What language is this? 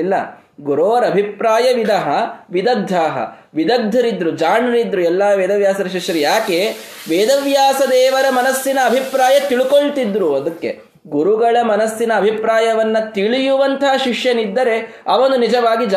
Kannada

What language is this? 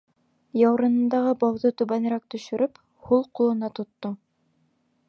Bashkir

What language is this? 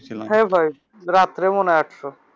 Bangla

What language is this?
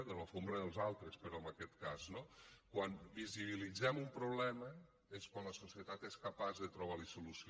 Catalan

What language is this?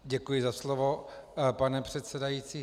Czech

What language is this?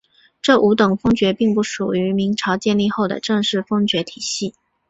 Chinese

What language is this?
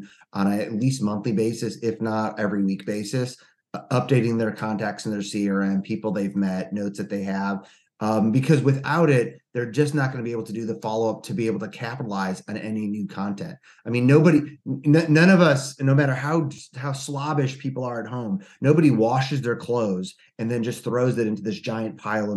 English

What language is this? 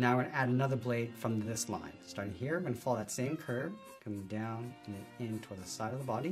English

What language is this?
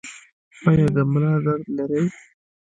Pashto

